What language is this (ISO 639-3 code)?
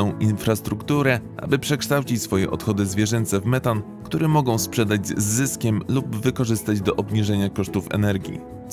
pol